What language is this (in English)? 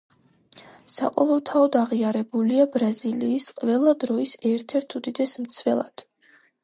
Georgian